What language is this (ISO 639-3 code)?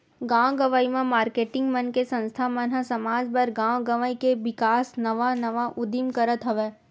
hne